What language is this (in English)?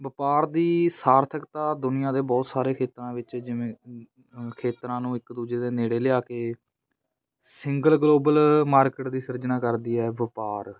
Punjabi